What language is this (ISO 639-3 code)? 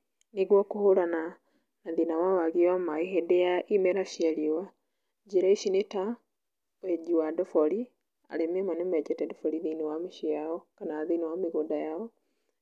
kik